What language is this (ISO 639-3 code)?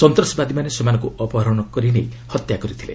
ori